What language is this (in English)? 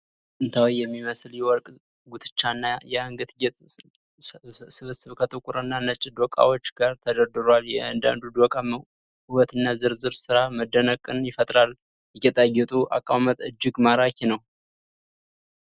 Amharic